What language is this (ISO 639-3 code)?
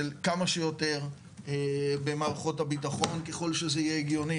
heb